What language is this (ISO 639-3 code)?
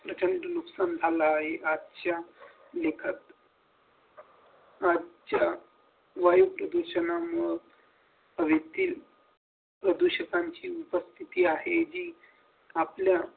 mar